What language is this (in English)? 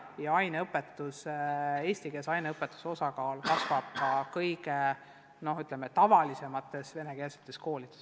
Estonian